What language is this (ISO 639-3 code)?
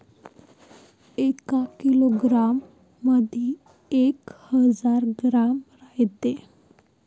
mar